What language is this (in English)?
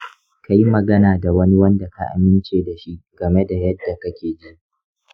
Hausa